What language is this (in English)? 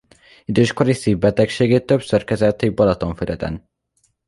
Hungarian